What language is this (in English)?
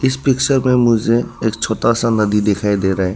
Hindi